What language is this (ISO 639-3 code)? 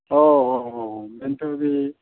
brx